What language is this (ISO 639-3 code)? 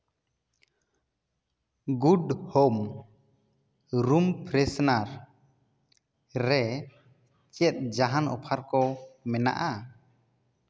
sat